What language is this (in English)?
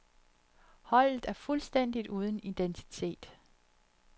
Danish